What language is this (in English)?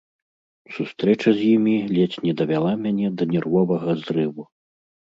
Belarusian